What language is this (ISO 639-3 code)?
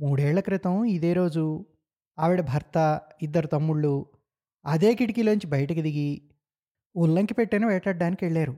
tel